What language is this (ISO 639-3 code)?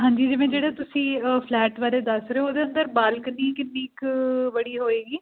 pan